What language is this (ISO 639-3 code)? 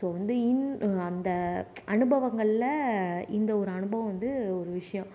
tam